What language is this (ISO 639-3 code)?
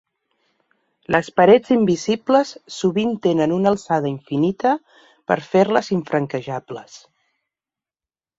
cat